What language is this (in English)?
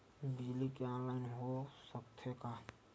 Chhattisgarhi